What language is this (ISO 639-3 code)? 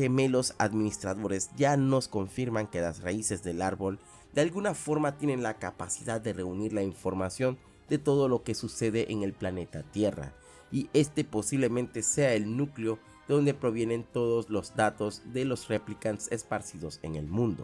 spa